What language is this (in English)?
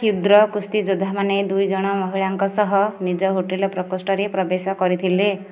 Odia